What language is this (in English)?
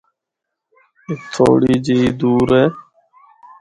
Northern Hindko